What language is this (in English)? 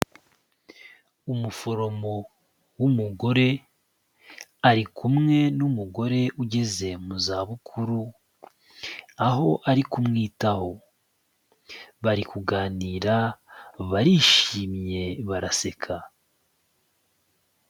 Kinyarwanda